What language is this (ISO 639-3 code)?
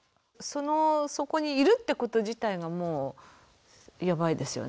jpn